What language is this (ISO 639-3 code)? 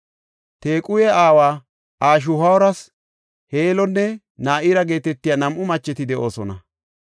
gof